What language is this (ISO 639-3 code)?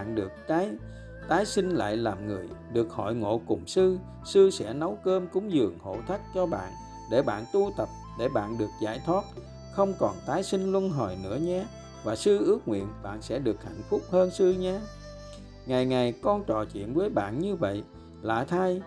vie